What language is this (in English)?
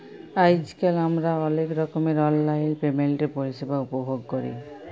Bangla